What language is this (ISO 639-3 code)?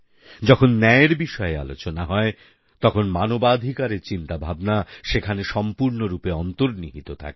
ben